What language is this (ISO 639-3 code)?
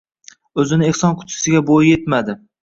uzb